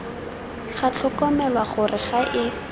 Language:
Tswana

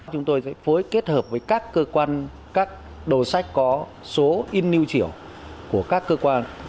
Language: Vietnamese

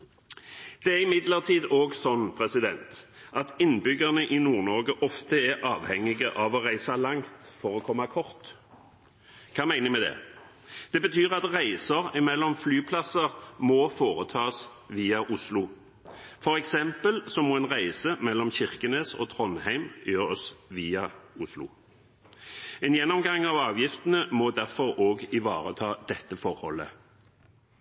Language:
Norwegian Bokmål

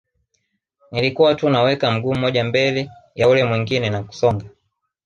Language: Swahili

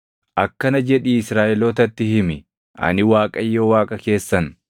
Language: Oromo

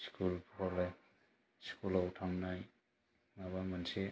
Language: Bodo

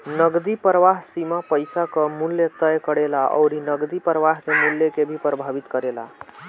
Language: Bhojpuri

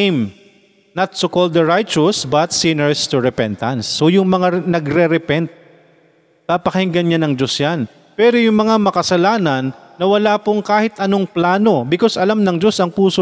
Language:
Filipino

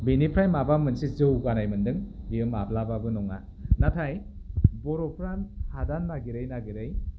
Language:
Bodo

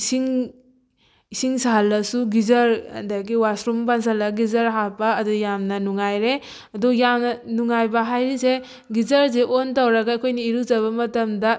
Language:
Manipuri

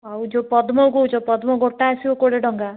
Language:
Odia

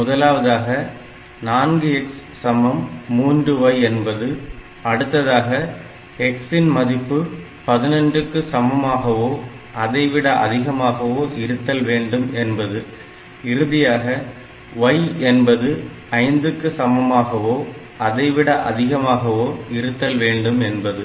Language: Tamil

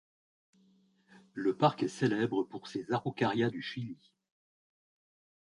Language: French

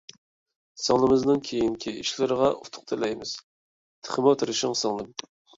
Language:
Uyghur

